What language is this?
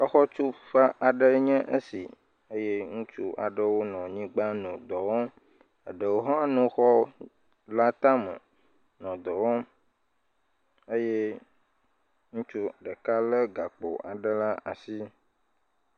Ewe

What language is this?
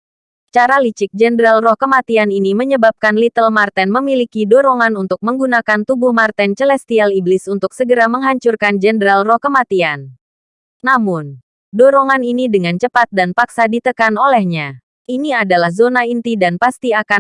Indonesian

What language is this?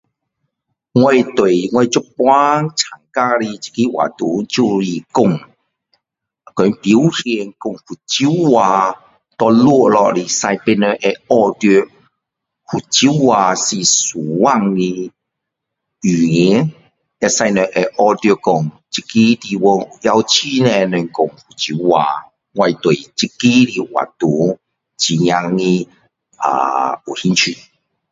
Min Dong Chinese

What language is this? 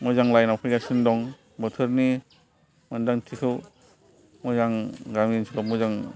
Bodo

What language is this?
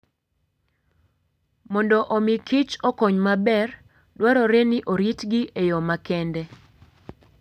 Luo (Kenya and Tanzania)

